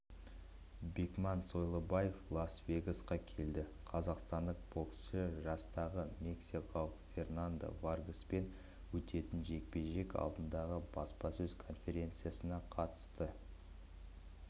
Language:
Kazakh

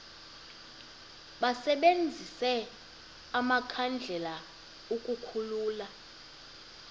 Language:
Xhosa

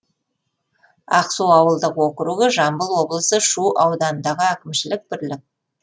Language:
Kazakh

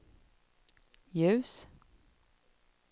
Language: Swedish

